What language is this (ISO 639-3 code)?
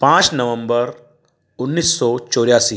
hin